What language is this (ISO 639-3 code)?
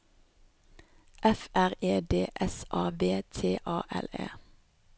nor